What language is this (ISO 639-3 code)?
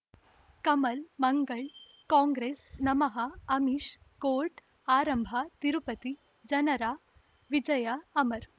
kan